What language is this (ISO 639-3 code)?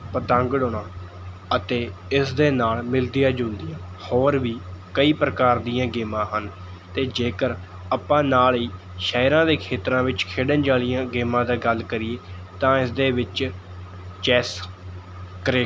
pan